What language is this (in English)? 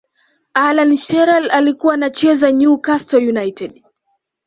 Swahili